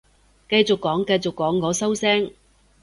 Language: Cantonese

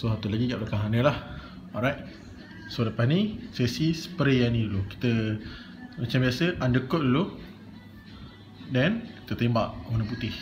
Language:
Malay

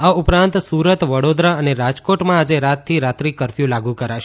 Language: Gujarati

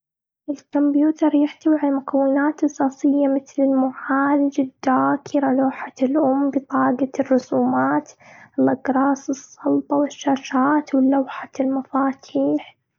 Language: Gulf Arabic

